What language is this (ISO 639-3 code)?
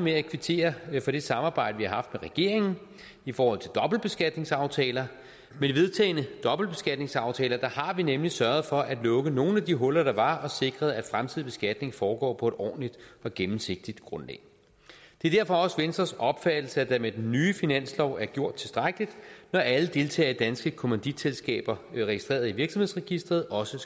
dan